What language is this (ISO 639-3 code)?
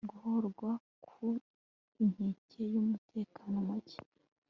kin